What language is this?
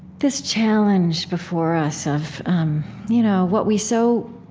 English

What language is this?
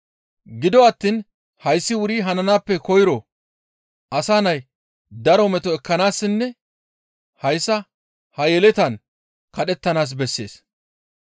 Gamo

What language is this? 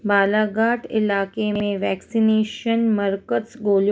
Sindhi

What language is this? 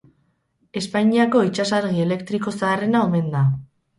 Basque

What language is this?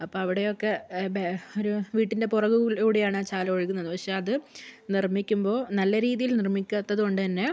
Malayalam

